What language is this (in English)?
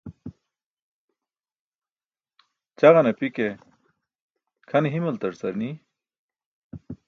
Burushaski